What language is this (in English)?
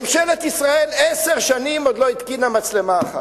Hebrew